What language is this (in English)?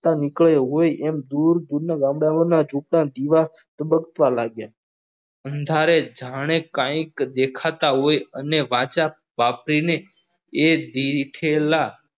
Gujarati